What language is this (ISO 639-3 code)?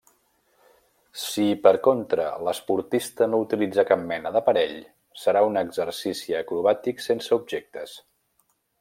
cat